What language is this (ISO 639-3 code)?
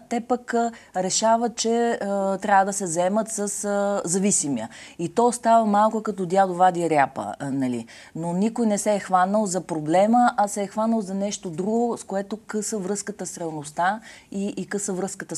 bul